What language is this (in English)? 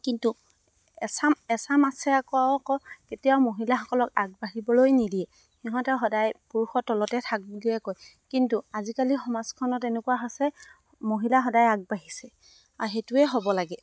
Assamese